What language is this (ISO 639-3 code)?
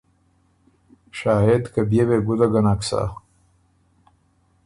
oru